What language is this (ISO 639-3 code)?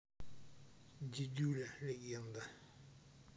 rus